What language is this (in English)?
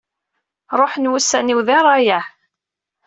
Kabyle